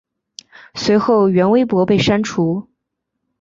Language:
Chinese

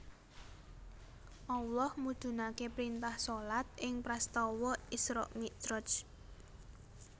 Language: Javanese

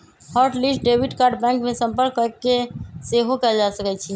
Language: Magahi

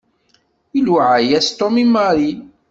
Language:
Kabyle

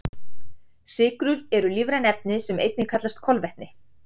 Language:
Icelandic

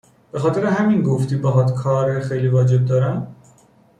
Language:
Persian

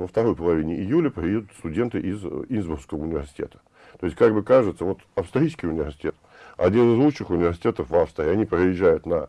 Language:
Russian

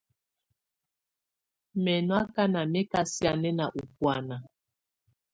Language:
Tunen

